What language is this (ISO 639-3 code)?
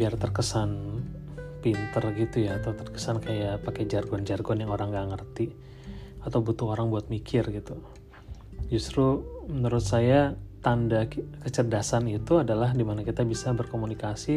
ind